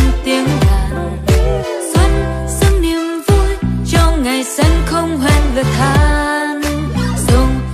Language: Vietnamese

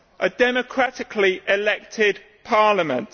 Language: English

